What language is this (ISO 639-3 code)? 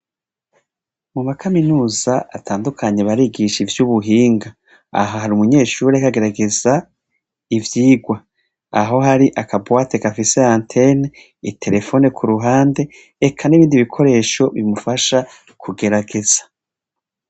run